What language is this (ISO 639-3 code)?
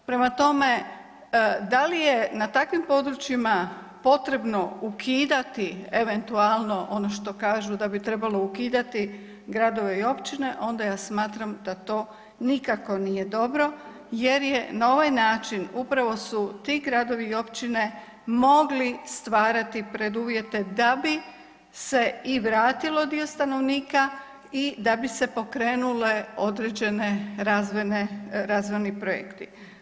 hrv